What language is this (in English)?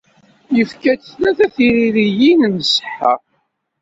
Kabyle